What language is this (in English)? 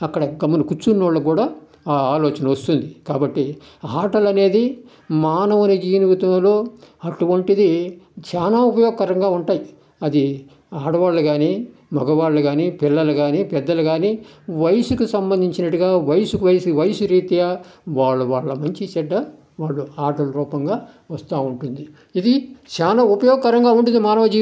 Telugu